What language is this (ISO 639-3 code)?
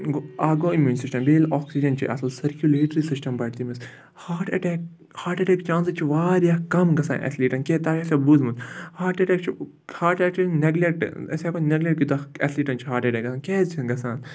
kas